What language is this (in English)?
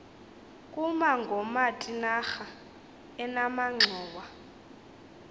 Xhosa